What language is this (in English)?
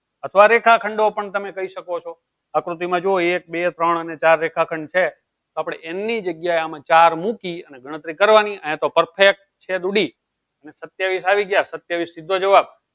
Gujarati